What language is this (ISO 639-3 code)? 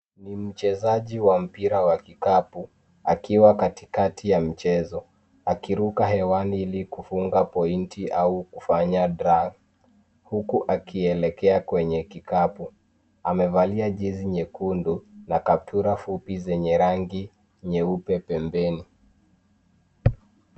swa